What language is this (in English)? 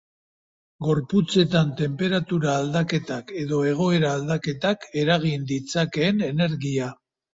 Basque